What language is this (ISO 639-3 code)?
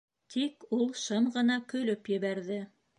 bak